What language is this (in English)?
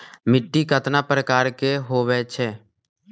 Magahi